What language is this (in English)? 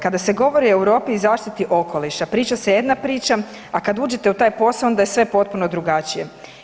Croatian